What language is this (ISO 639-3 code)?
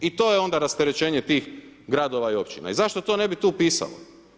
hrv